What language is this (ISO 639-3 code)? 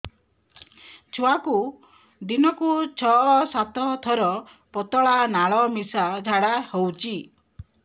ori